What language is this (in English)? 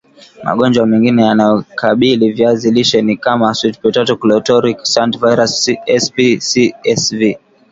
Swahili